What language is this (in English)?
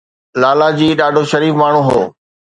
Sindhi